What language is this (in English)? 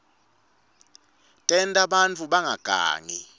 Swati